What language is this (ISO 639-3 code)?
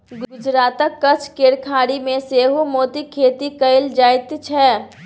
mai